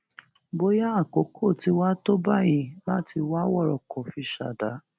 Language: Yoruba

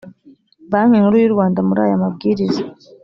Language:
Kinyarwanda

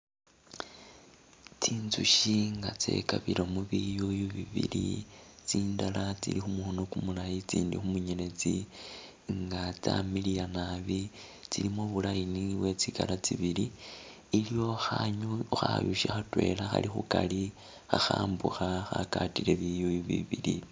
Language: Masaaba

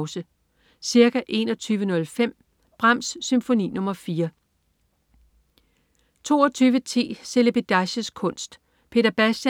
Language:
Danish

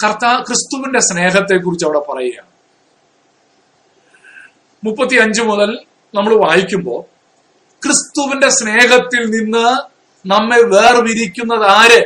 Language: Malayalam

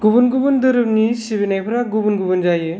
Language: Bodo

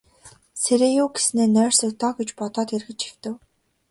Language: Mongolian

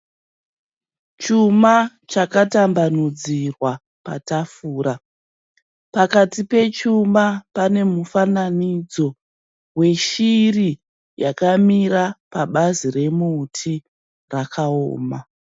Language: Shona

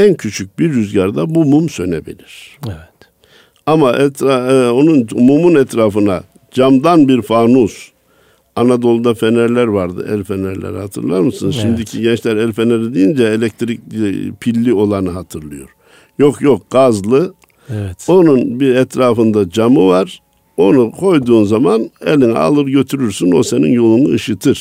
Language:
Turkish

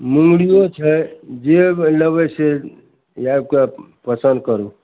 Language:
Maithili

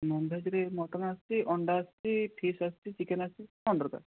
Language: Odia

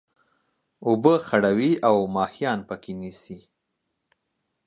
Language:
Pashto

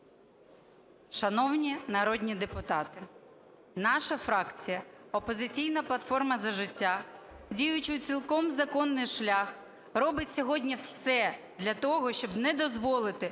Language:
Ukrainian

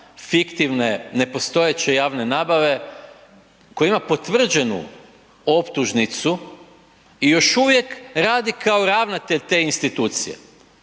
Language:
Croatian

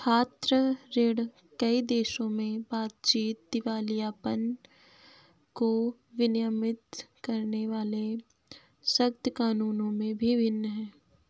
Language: Hindi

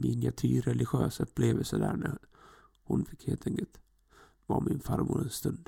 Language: Swedish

